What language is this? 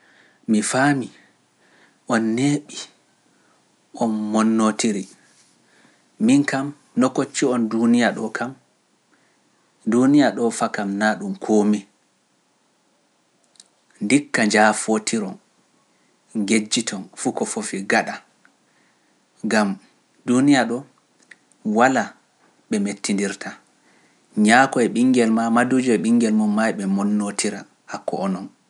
Pular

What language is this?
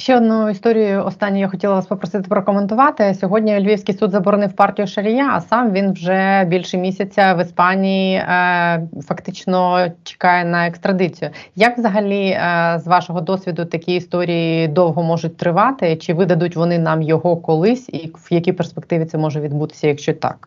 Ukrainian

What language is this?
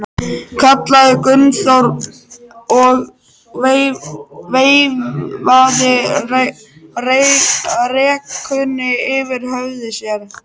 Icelandic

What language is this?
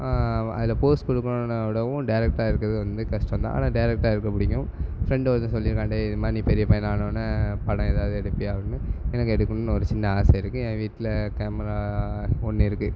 Tamil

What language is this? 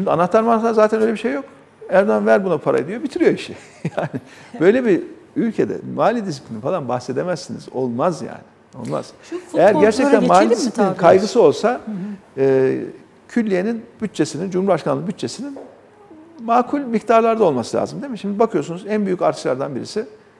Turkish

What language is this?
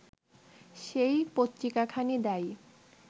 Bangla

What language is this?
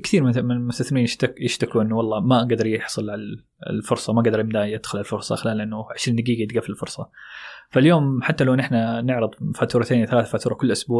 Arabic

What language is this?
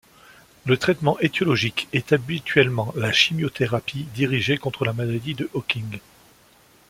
French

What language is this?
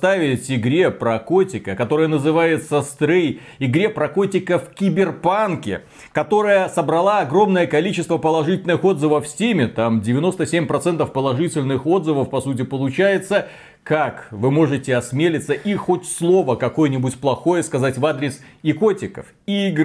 Russian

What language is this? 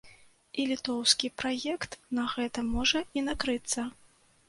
Belarusian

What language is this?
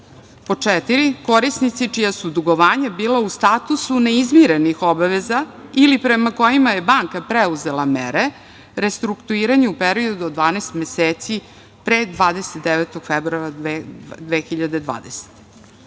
Serbian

